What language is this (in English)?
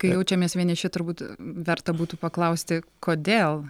Lithuanian